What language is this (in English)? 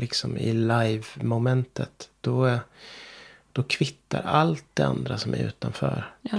Swedish